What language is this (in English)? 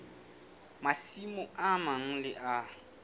Southern Sotho